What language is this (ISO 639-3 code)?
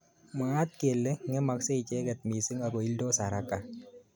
kln